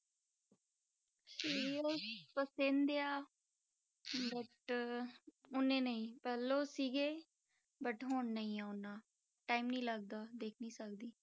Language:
Punjabi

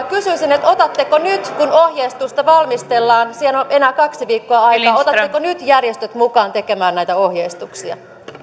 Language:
Finnish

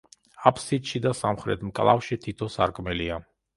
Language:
Georgian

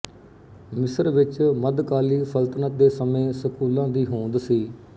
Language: Punjabi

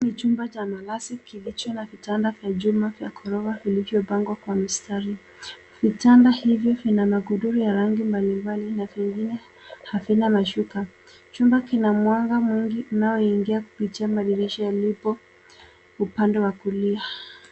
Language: Swahili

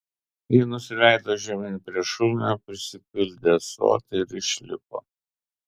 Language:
Lithuanian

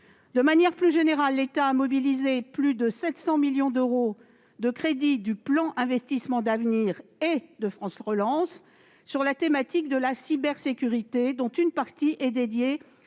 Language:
French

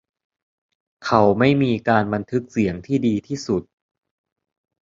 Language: Thai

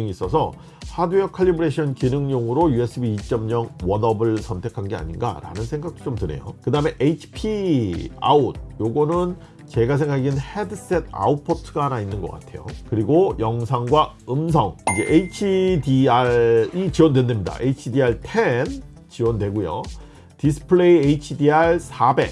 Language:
Korean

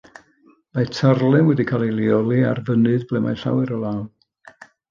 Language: Welsh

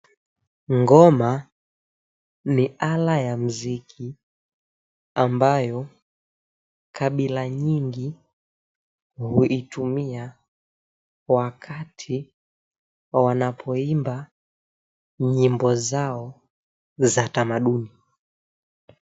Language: Swahili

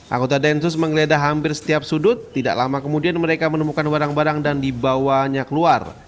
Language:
Indonesian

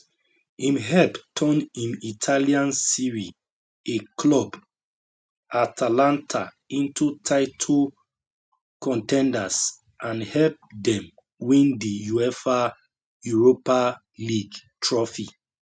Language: Nigerian Pidgin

